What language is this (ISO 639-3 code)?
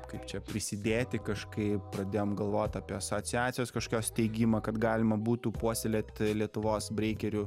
lit